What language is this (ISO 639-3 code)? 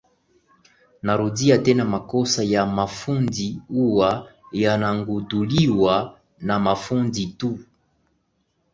swa